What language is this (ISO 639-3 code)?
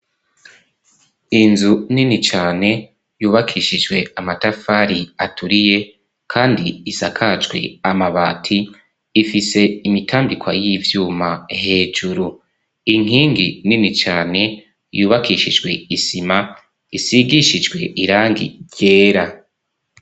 run